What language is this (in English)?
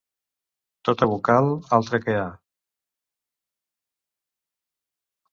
Catalan